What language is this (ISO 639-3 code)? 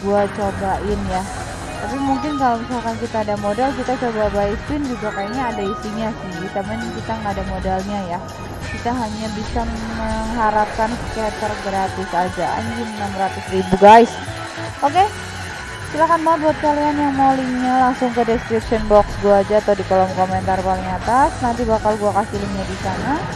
ind